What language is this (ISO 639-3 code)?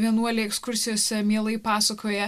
lit